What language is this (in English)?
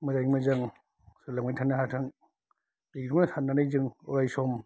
Bodo